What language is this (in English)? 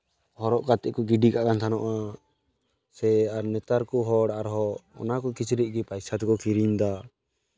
Santali